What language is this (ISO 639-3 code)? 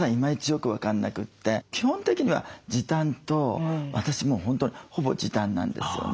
jpn